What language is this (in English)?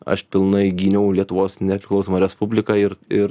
Lithuanian